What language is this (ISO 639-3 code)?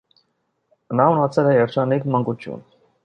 hye